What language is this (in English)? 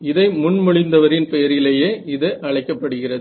Tamil